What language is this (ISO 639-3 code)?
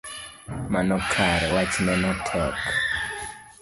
luo